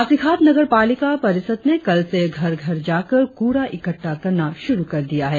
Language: Hindi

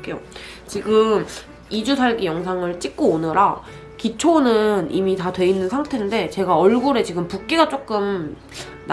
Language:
Korean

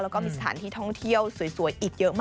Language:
Thai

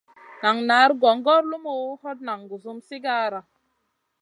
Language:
Masana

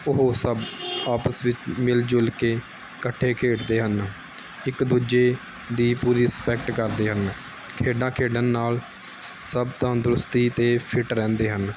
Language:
Punjabi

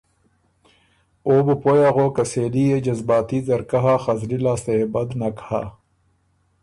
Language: Ormuri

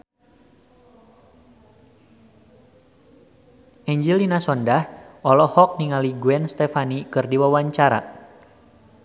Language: Sundanese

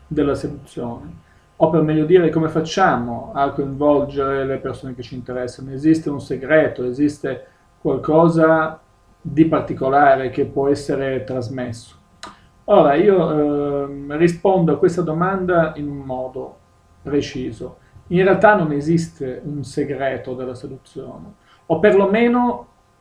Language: Italian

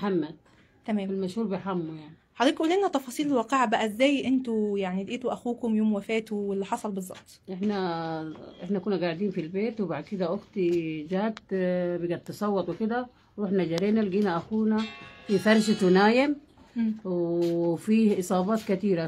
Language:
Arabic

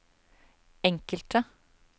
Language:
Norwegian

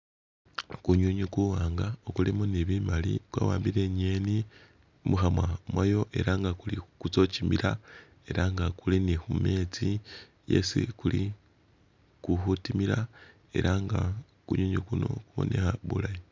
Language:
Masaaba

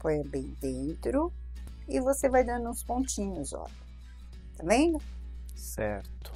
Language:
Portuguese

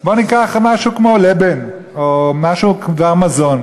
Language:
Hebrew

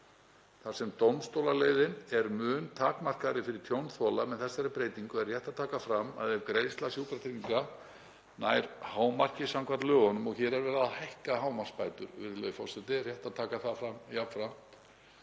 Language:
Icelandic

